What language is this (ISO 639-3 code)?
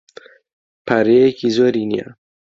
ckb